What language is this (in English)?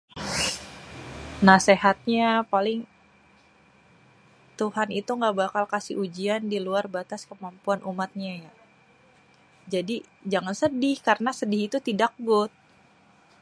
Betawi